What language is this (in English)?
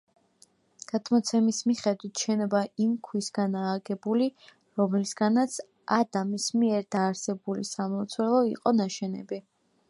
Georgian